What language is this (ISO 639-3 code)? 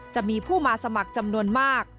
tha